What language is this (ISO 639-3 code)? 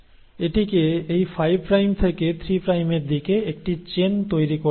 ben